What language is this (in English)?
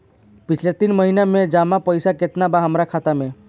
Bhojpuri